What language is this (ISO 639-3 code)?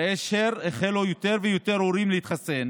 heb